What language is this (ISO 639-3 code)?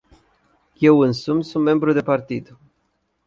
ron